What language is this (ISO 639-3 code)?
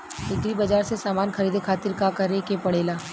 bho